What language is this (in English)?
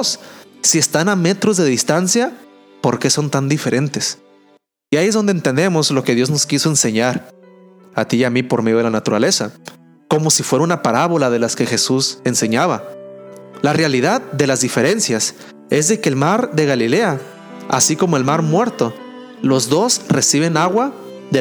Spanish